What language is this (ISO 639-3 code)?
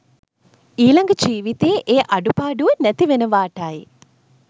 sin